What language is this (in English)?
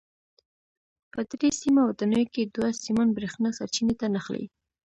Pashto